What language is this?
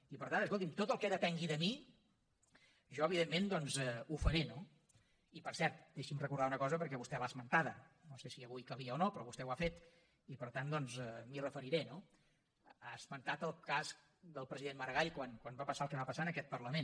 Catalan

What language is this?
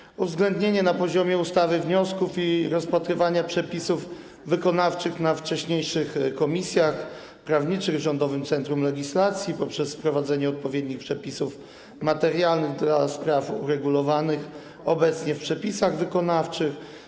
Polish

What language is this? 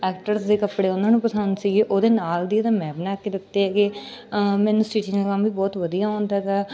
Punjabi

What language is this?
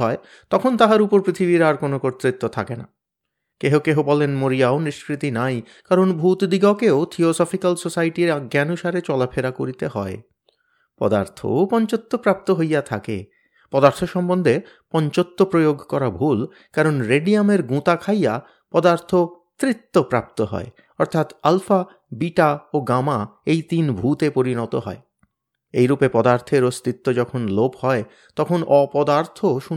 Bangla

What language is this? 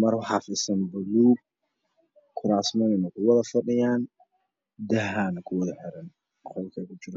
Somali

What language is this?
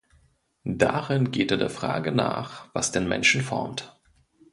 German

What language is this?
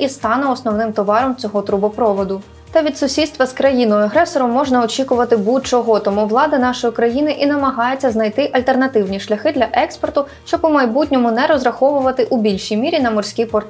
Ukrainian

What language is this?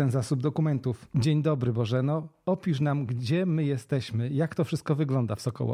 Polish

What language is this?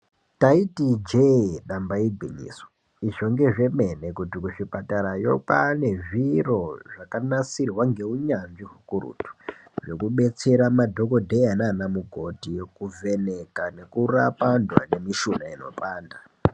Ndau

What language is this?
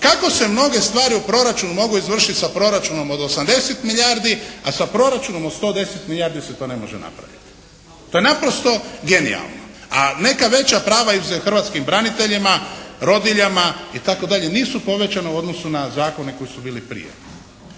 Croatian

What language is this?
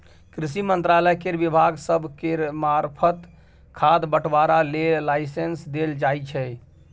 Maithili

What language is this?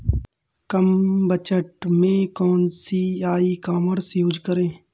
Hindi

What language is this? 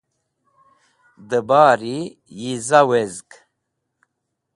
Wakhi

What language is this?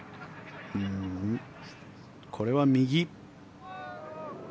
Japanese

